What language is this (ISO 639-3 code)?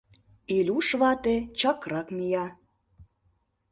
chm